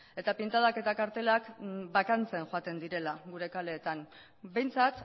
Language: Basque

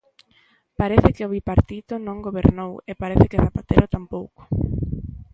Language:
Galician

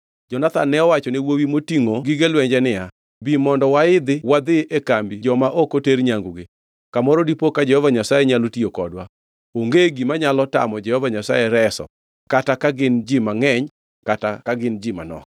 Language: Luo (Kenya and Tanzania)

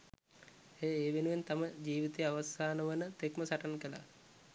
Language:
Sinhala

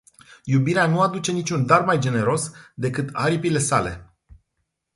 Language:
Romanian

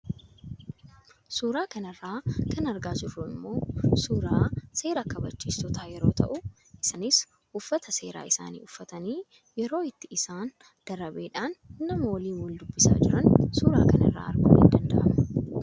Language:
Oromo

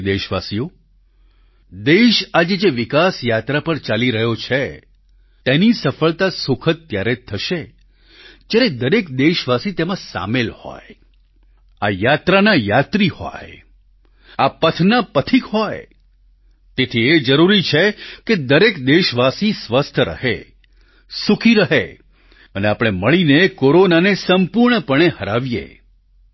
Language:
Gujarati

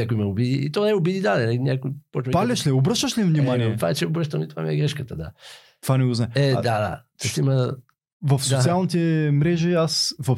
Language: Bulgarian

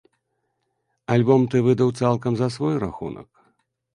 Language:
Belarusian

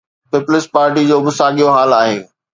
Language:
Sindhi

